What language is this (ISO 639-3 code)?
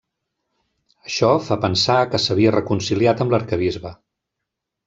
cat